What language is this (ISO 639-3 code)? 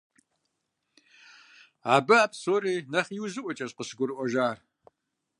kbd